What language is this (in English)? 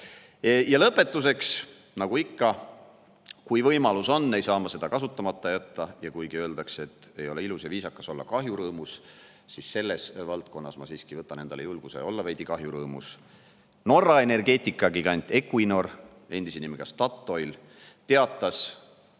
Estonian